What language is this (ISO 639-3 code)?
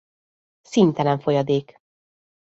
hun